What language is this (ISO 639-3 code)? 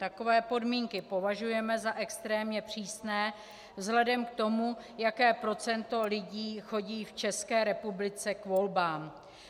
ces